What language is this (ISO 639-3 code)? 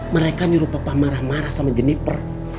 ind